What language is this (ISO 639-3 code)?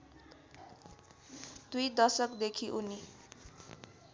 nep